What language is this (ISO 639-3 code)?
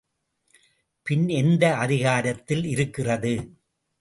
tam